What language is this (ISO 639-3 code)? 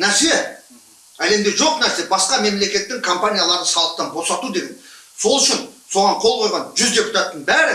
kaz